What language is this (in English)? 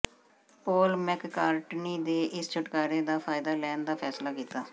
Punjabi